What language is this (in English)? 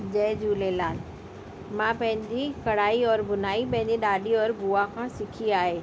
Sindhi